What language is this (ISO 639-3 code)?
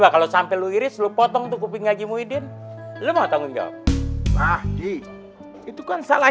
ind